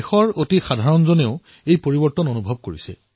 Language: Assamese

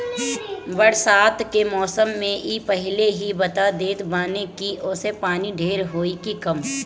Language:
Bhojpuri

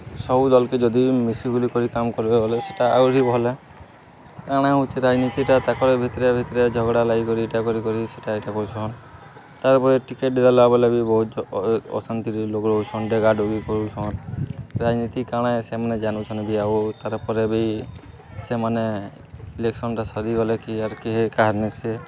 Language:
Odia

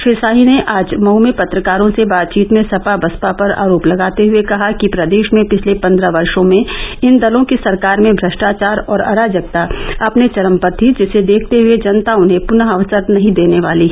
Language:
Hindi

